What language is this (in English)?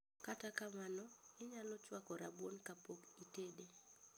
Luo (Kenya and Tanzania)